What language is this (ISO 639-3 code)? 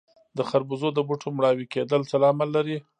pus